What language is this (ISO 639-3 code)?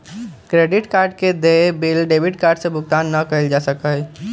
mag